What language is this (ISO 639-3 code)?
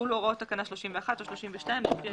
heb